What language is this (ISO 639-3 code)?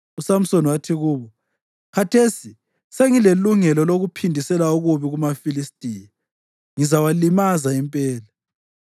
nde